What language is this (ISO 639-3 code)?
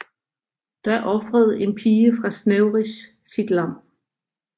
dan